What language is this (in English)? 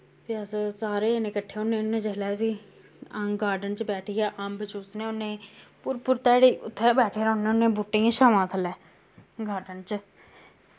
Dogri